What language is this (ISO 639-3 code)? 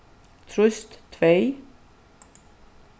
fao